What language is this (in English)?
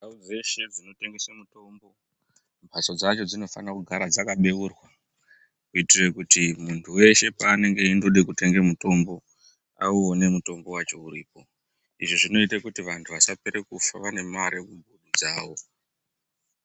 Ndau